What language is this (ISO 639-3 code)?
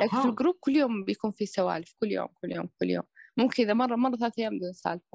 ara